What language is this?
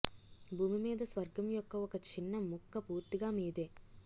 Telugu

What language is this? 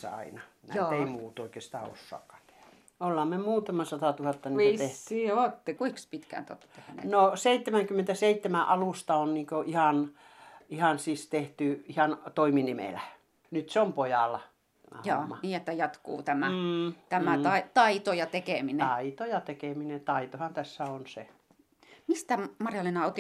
Finnish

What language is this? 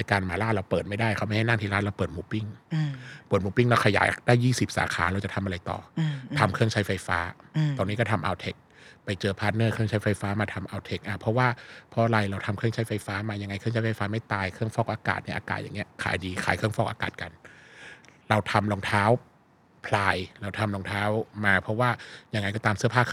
Thai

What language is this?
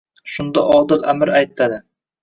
Uzbek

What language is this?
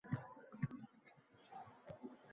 Uzbek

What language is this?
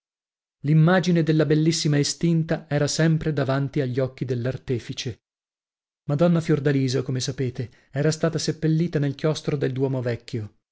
Italian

